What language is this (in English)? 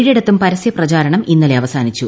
Malayalam